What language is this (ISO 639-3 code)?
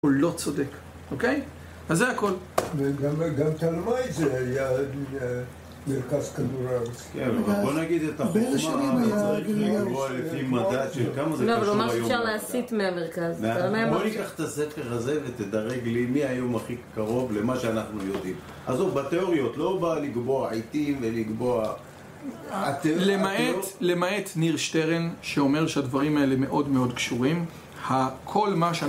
heb